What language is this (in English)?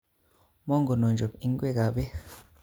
Kalenjin